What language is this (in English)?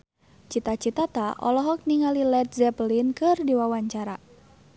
Sundanese